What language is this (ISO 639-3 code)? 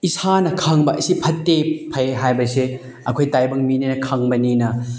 mni